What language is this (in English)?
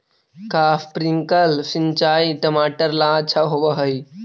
Magahi